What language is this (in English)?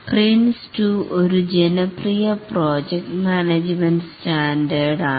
Malayalam